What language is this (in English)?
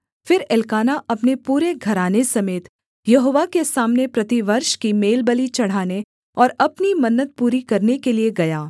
Hindi